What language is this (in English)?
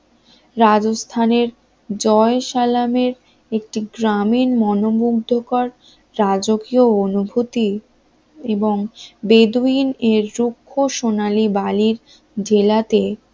Bangla